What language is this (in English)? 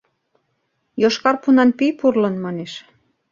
Mari